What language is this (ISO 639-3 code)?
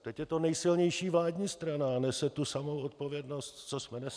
ces